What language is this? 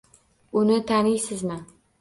Uzbek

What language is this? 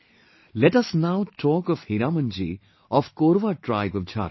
English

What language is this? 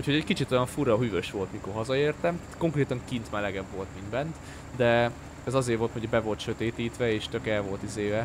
Hungarian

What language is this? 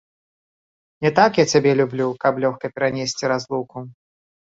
Belarusian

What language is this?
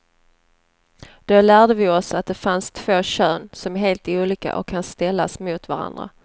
Swedish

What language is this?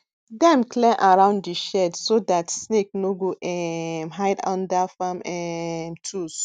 Nigerian Pidgin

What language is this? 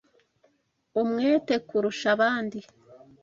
Kinyarwanda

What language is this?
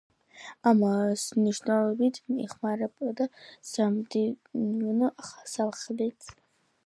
Georgian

